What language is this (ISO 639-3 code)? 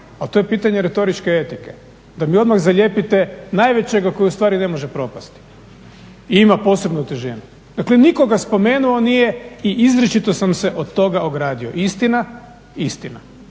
hrv